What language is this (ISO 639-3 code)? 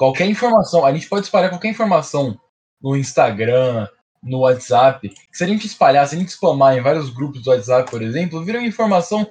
por